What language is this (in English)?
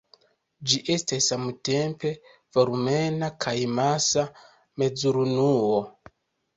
Esperanto